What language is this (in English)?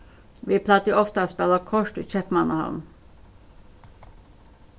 Faroese